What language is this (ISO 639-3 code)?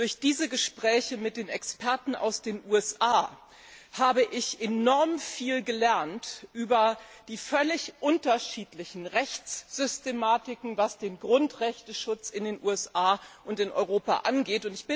deu